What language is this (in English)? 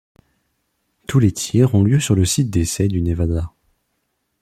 French